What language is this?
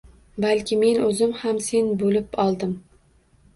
Uzbek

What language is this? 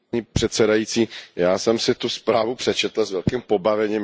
Czech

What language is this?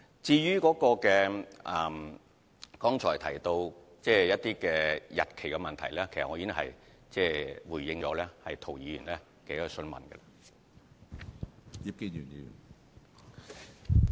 Cantonese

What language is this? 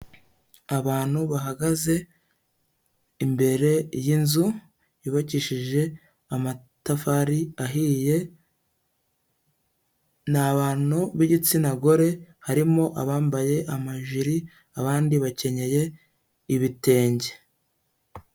Kinyarwanda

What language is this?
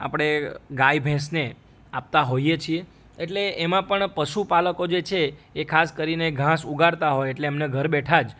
Gujarati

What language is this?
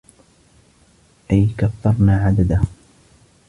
Arabic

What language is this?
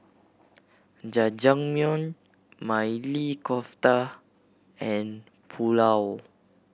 English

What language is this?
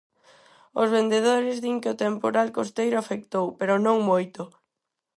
Galician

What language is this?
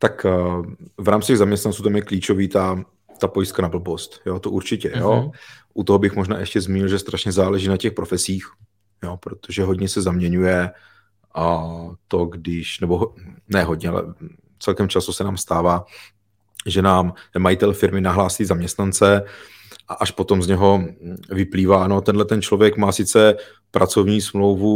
Czech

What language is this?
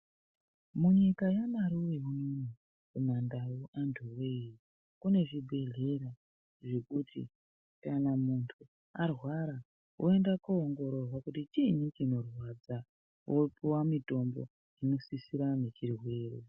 Ndau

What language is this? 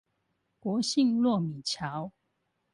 Chinese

